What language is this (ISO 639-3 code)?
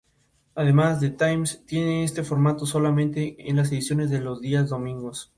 spa